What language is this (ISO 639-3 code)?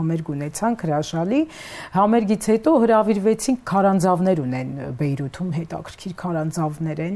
ron